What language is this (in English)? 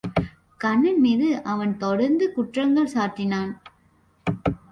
Tamil